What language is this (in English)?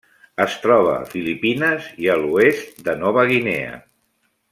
Catalan